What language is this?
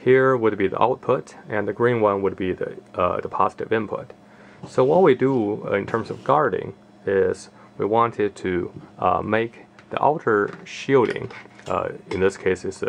English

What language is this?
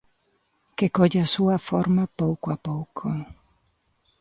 Galician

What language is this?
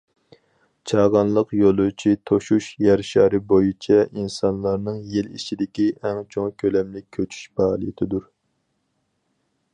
Uyghur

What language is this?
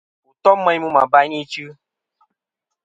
Kom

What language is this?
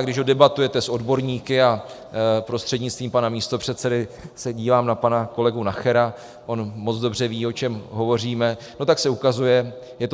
Czech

